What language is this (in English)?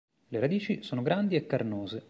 Italian